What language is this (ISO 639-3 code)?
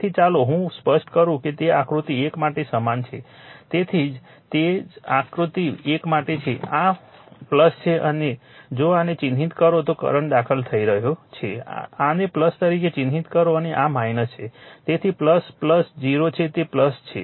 guj